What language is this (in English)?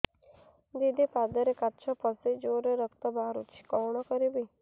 Odia